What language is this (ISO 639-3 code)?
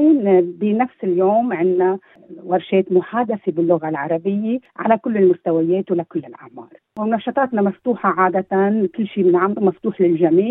ara